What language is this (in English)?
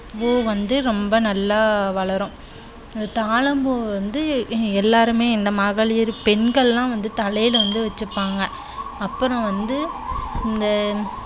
Tamil